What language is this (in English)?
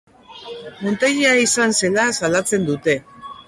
Basque